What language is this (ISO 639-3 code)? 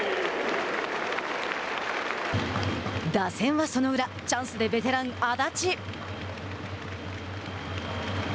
jpn